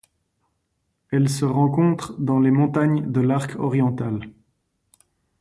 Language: French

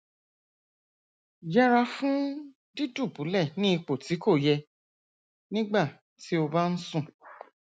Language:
Yoruba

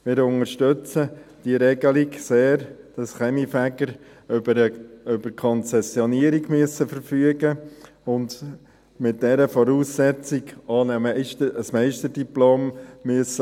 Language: Swiss German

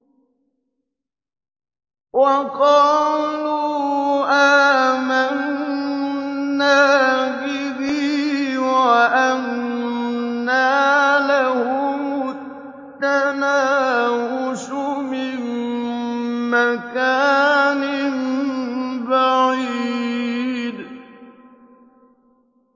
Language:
Arabic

